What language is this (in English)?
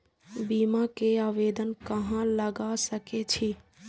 Maithili